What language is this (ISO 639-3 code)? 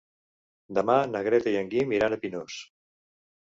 cat